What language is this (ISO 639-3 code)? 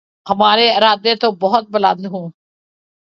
urd